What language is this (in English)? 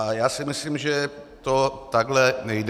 Czech